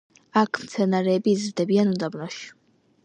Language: Georgian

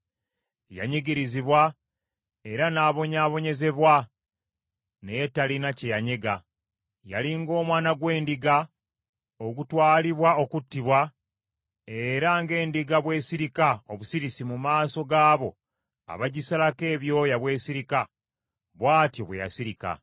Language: Ganda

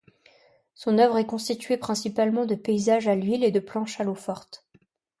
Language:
French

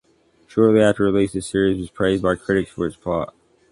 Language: English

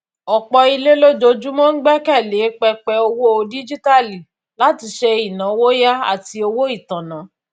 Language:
Yoruba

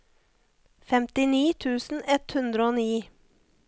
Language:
Norwegian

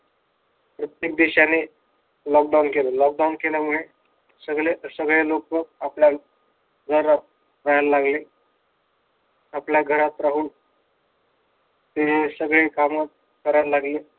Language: Marathi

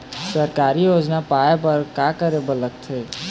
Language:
Chhattisgarhi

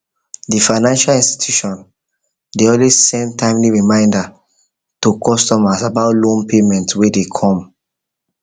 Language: Nigerian Pidgin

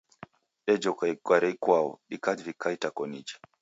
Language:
Taita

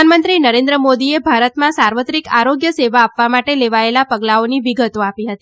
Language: Gujarati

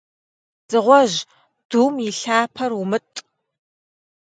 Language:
Kabardian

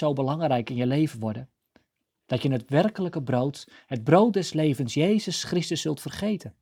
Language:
Dutch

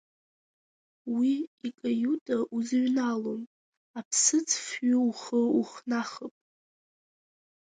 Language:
Abkhazian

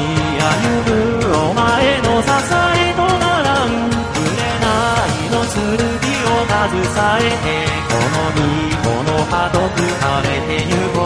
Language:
Korean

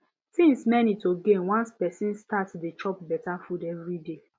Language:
Nigerian Pidgin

